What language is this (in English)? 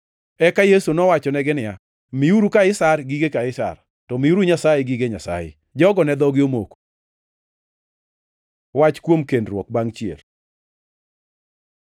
Luo (Kenya and Tanzania)